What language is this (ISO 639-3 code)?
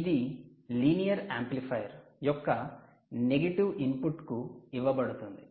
tel